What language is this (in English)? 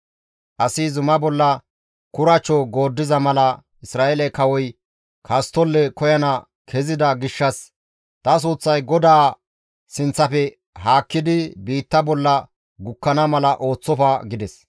Gamo